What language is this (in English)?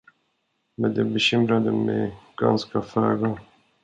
Swedish